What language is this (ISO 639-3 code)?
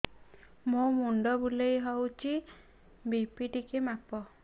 ori